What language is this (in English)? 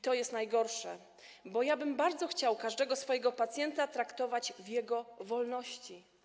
Polish